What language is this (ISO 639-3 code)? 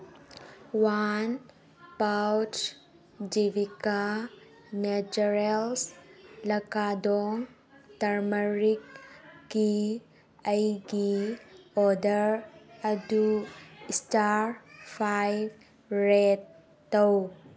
mni